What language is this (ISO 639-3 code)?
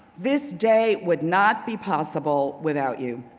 eng